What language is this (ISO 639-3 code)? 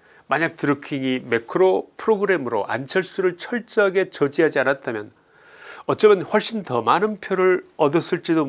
kor